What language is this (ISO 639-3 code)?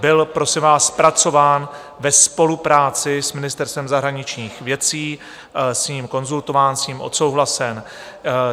ces